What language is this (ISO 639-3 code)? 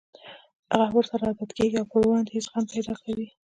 pus